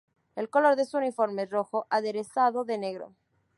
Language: Spanish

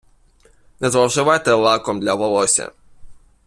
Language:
Ukrainian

